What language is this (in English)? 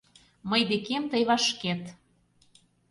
Mari